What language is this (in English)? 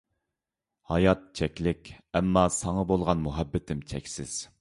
Uyghur